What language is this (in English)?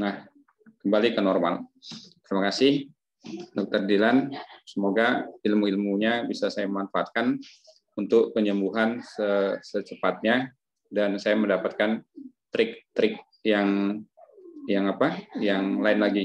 Indonesian